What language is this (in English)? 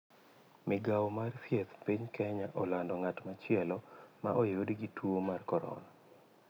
Luo (Kenya and Tanzania)